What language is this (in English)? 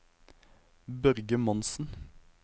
Norwegian